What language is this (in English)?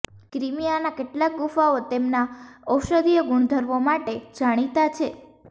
Gujarati